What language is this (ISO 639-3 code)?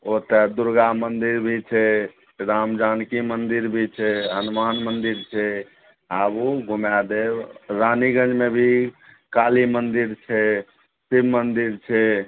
mai